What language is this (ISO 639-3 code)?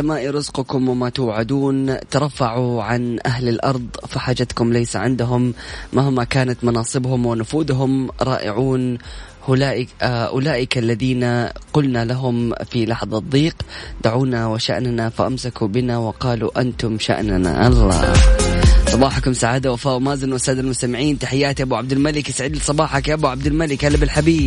ara